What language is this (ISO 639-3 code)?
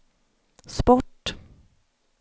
swe